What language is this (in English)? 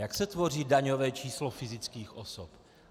Czech